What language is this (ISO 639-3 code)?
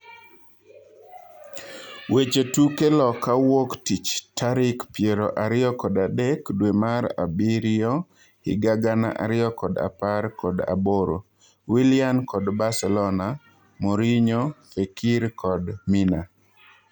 luo